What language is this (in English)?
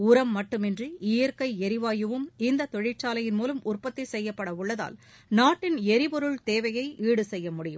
Tamil